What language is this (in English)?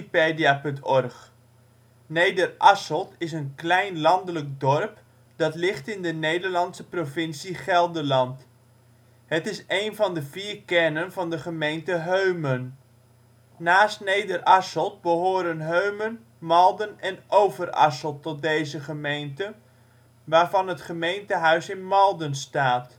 Dutch